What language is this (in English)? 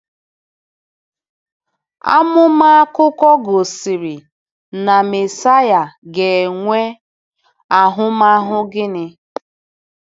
Igbo